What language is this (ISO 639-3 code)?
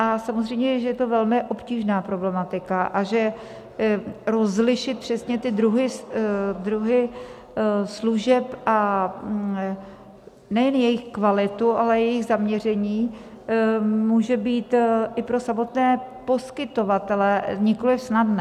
ces